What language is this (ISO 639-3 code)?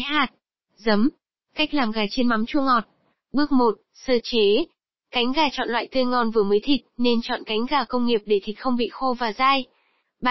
vie